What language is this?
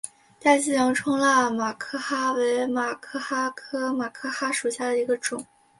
Chinese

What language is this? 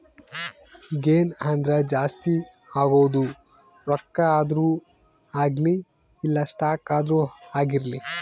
Kannada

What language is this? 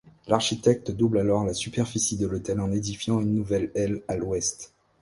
French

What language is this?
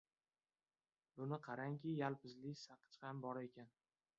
Uzbek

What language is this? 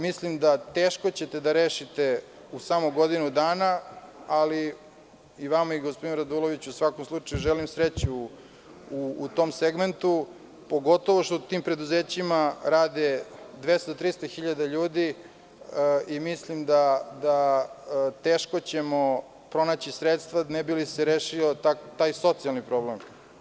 Serbian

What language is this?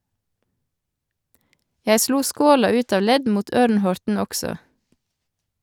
Norwegian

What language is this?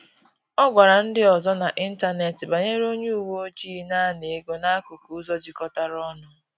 Igbo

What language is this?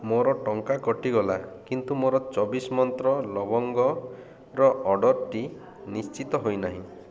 Odia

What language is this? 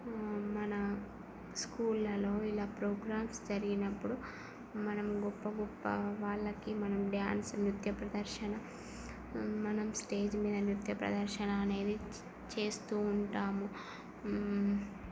Telugu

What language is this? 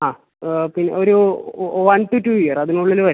Malayalam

